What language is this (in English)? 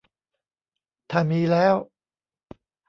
Thai